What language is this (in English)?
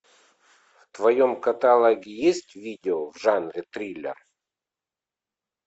Russian